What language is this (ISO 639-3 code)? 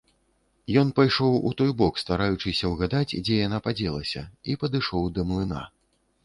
bel